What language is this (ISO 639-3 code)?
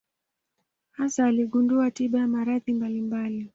swa